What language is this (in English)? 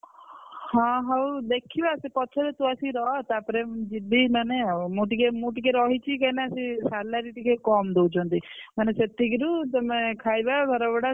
Odia